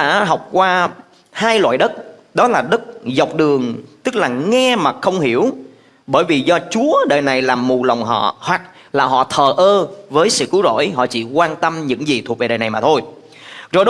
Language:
Vietnamese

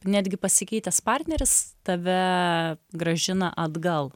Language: Lithuanian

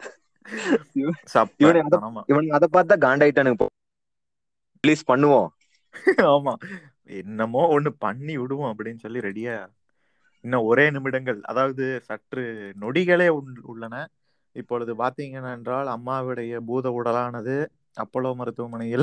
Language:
Tamil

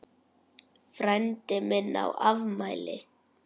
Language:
Icelandic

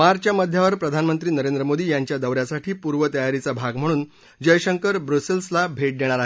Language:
Marathi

